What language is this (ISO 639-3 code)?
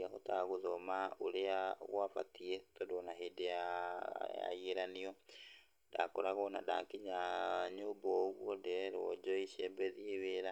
kik